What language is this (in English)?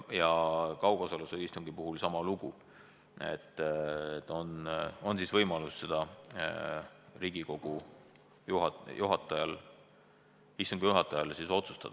Estonian